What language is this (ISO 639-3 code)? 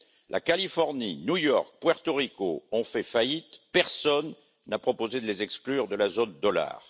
fra